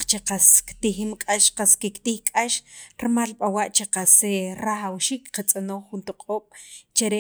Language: Sacapulteco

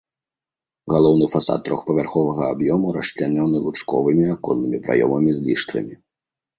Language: Belarusian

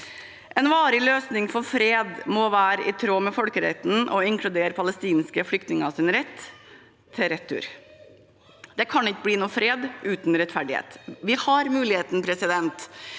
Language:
Norwegian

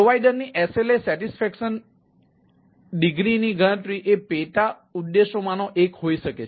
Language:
Gujarati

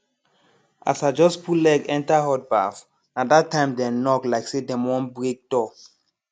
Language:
Nigerian Pidgin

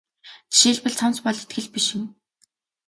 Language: Mongolian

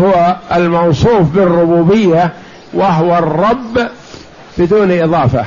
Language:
Arabic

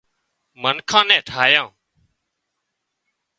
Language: Wadiyara Koli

